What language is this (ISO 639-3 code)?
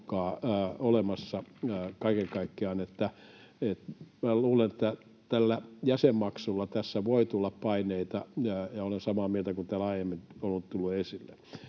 fin